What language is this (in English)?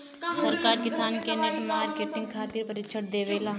Bhojpuri